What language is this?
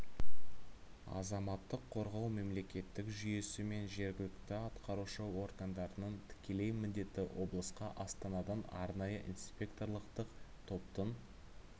Kazakh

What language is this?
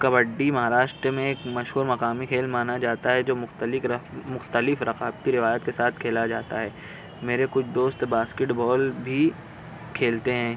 Urdu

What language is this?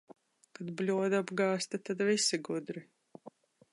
Latvian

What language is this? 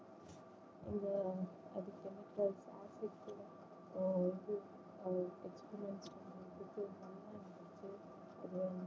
Tamil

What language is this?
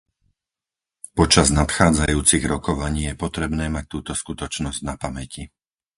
Slovak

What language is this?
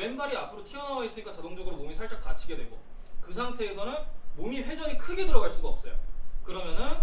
Korean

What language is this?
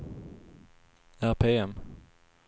Swedish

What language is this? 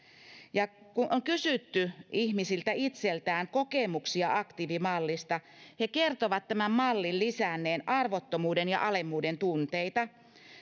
Finnish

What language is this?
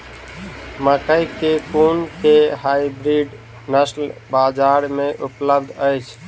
Maithili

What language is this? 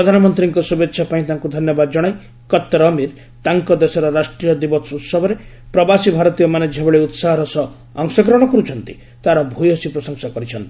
Odia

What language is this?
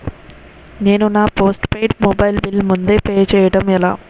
Telugu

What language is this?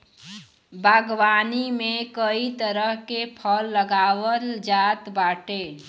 Bhojpuri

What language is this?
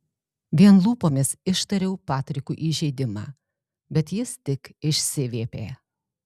Lithuanian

